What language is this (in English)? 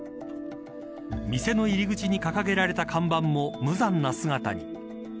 Japanese